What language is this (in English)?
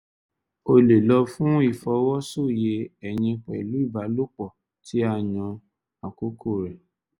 Yoruba